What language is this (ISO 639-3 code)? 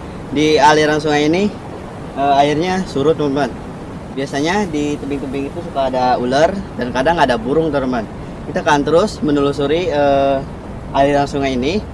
ind